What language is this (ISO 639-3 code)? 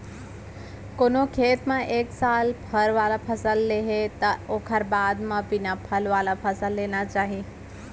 hne